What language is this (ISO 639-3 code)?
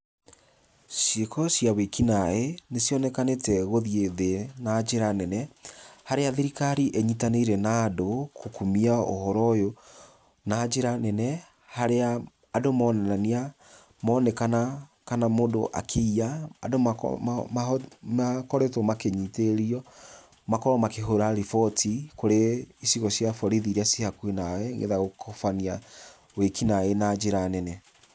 kik